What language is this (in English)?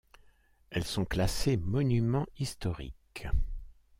French